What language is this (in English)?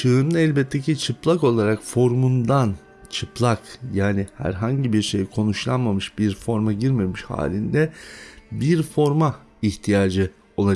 Turkish